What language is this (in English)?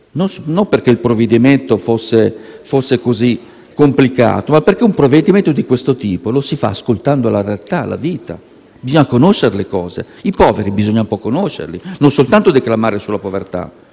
Italian